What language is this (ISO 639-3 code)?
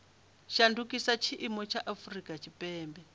ven